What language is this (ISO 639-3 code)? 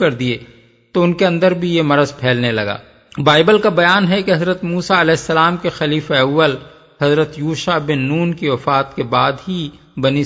urd